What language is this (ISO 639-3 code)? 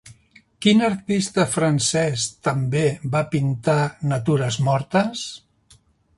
cat